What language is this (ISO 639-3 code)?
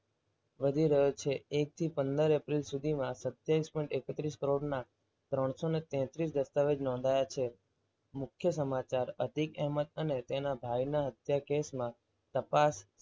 guj